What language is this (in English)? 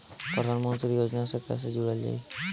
Bhojpuri